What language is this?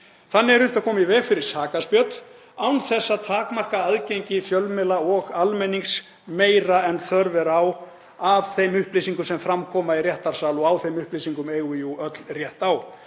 Icelandic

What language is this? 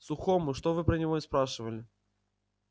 Russian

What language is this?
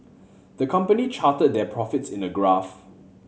English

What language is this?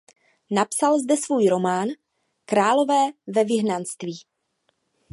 Czech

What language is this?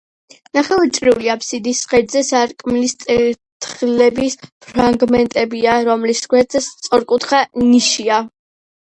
Georgian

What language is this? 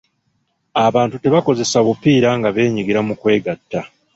Ganda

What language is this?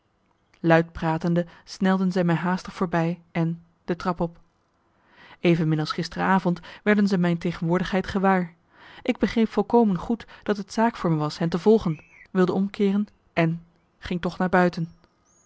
Dutch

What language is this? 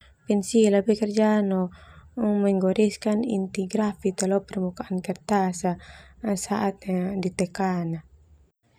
Termanu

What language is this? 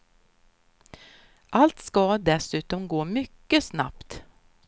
Swedish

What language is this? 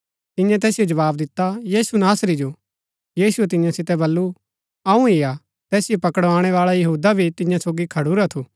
Gaddi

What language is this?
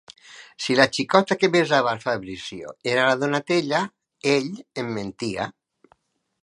Catalan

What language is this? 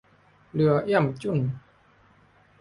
Thai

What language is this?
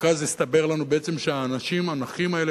Hebrew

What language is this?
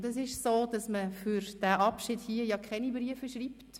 Swiss German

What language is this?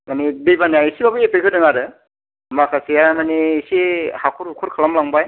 Bodo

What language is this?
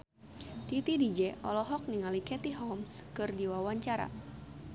Sundanese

